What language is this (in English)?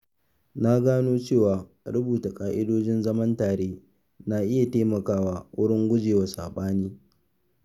Hausa